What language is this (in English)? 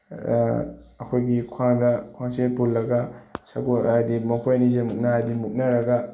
Manipuri